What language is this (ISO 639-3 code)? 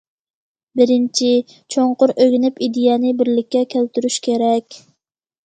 uig